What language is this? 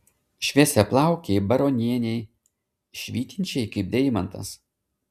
Lithuanian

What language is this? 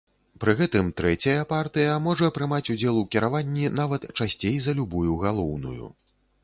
Belarusian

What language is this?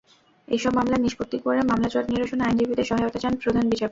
Bangla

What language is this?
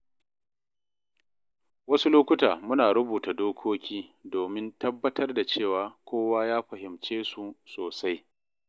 Hausa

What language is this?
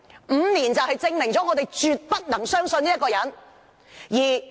Cantonese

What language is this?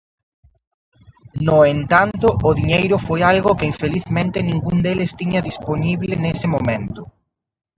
Galician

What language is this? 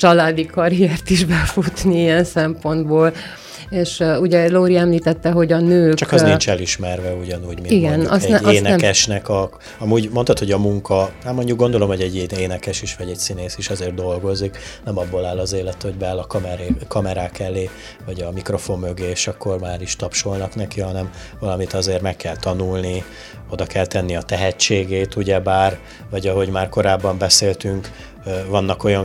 Hungarian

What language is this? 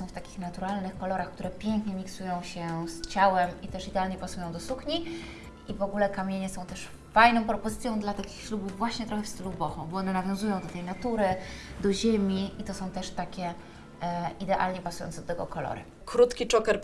Polish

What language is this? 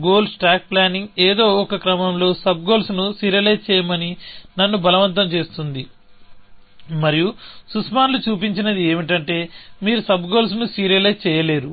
Telugu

